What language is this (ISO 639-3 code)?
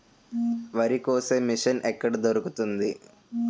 tel